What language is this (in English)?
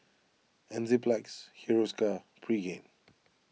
English